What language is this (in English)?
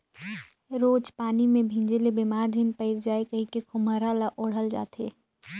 Chhattisgarhi